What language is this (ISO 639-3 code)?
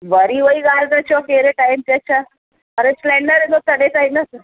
snd